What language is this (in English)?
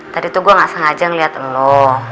Indonesian